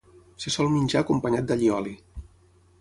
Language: Catalan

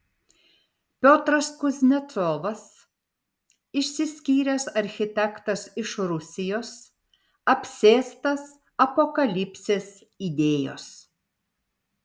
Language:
Lithuanian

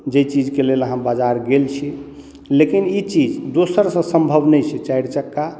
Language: Maithili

